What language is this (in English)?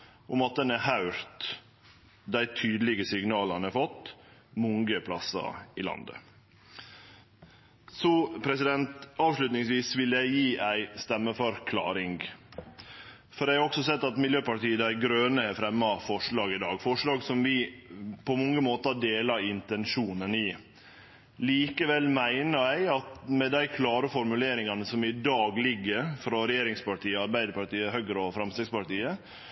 Norwegian Nynorsk